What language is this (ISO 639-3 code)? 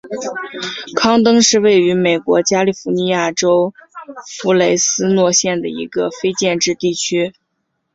zho